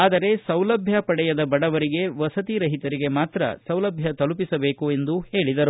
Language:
Kannada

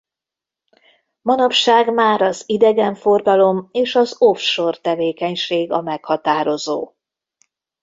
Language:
Hungarian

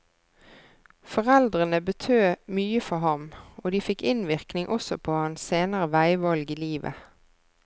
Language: Norwegian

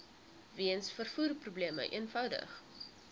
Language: Afrikaans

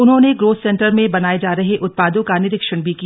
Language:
Hindi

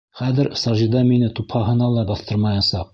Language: Bashkir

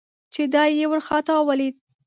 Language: Pashto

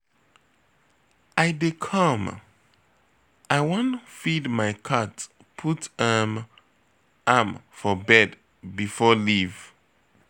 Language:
Nigerian Pidgin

